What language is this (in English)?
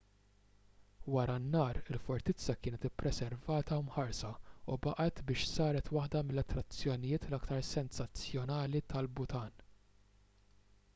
Maltese